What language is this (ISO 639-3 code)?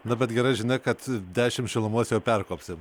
lit